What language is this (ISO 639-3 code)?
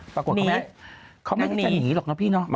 tha